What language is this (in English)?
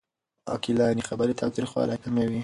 Pashto